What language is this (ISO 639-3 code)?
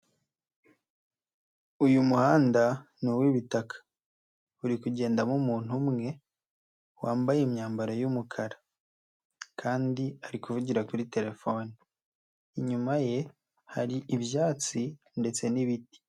kin